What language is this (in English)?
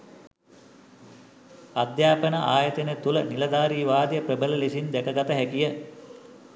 Sinhala